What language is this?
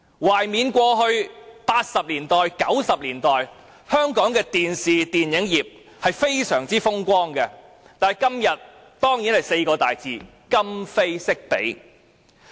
Cantonese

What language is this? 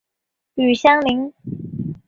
Chinese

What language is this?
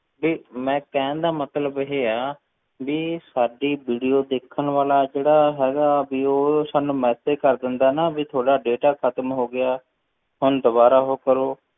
Punjabi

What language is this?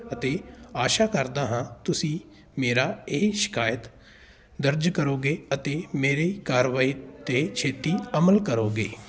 Punjabi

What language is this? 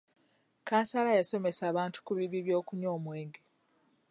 Ganda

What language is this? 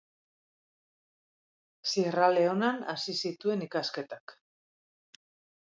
Basque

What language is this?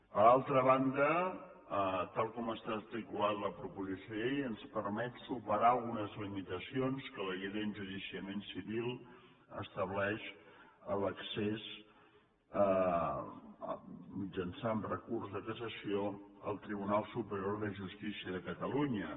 Catalan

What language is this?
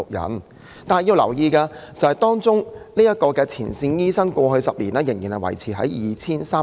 Cantonese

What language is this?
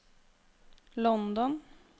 Norwegian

